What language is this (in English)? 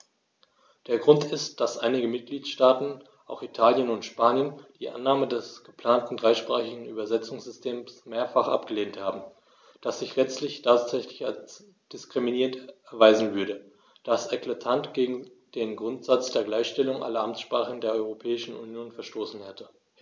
German